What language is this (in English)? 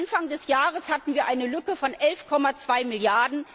German